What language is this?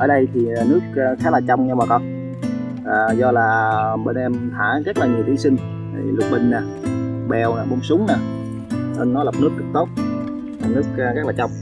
Vietnamese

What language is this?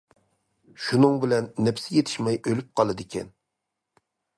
Uyghur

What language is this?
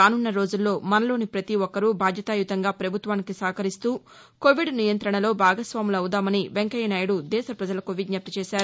Telugu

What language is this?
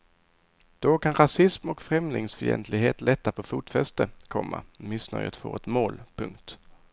Swedish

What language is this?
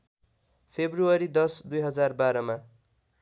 Nepali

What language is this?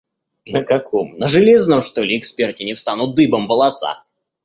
Russian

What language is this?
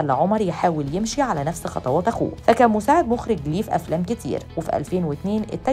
Arabic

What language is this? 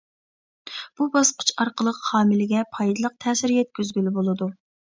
Uyghur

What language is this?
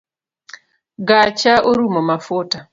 Luo (Kenya and Tanzania)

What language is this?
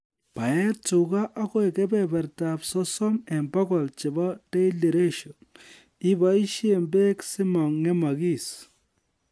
Kalenjin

